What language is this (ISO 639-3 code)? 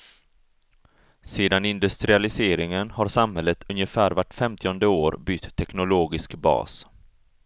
swe